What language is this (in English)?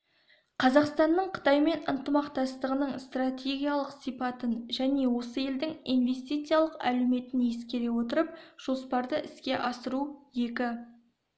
Kazakh